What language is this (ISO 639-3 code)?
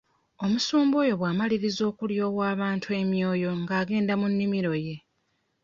lug